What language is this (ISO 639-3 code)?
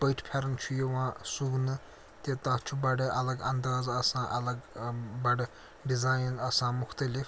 kas